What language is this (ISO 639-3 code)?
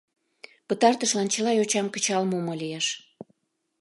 chm